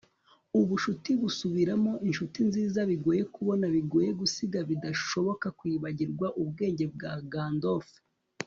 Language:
Kinyarwanda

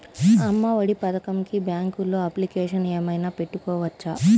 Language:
Telugu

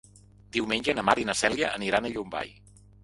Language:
Catalan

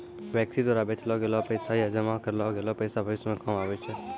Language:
Maithili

